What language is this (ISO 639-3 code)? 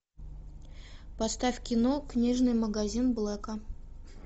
rus